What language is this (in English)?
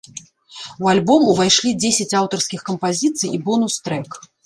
Belarusian